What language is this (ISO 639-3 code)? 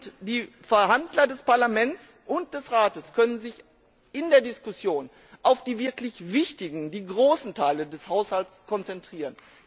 deu